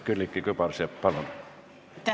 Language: Estonian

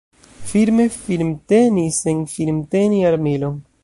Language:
Esperanto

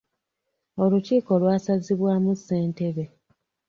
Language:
Ganda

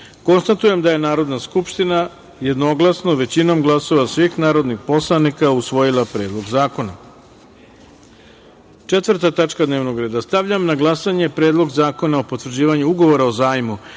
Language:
Serbian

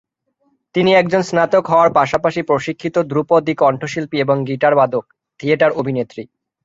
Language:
Bangla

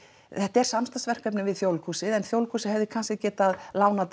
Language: Icelandic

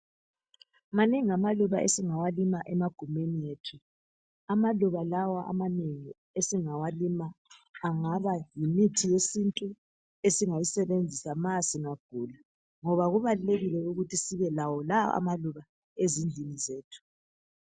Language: North Ndebele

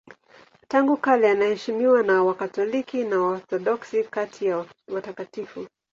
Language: Swahili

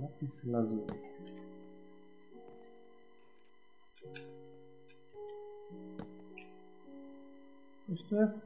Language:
Polish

